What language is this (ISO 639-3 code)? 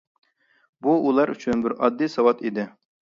uig